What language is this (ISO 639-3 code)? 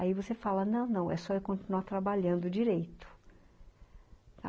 por